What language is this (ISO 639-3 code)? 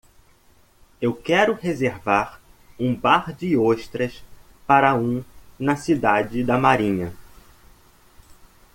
por